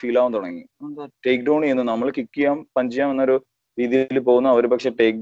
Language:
Malayalam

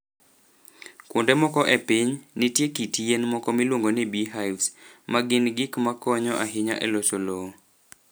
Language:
Luo (Kenya and Tanzania)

